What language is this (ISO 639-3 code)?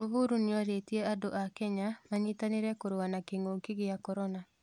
kik